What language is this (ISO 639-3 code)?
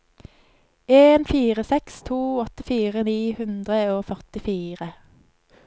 nor